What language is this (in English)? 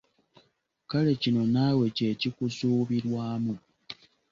Ganda